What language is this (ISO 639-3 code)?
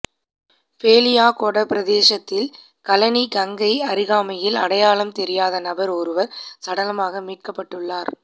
tam